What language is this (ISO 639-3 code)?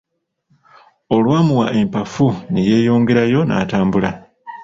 lug